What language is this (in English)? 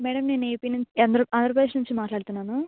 Telugu